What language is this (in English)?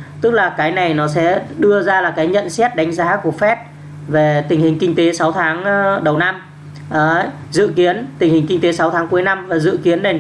Vietnamese